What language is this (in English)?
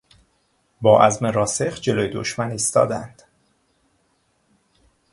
Persian